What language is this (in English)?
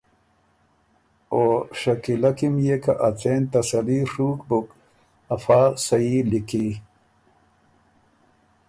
Ormuri